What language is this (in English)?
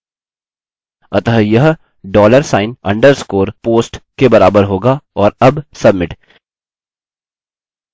Hindi